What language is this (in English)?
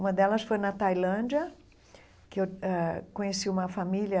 Portuguese